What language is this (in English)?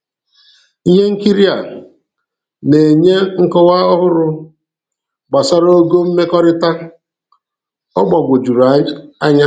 Igbo